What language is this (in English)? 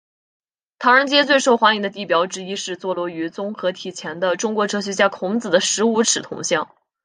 Chinese